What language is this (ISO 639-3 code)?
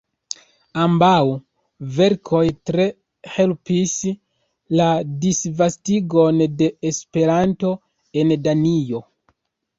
epo